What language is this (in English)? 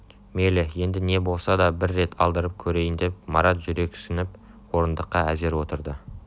Kazakh